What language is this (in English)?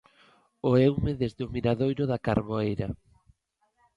Galician